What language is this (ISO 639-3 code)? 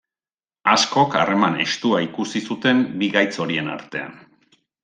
eus